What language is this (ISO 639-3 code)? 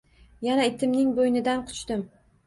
uzb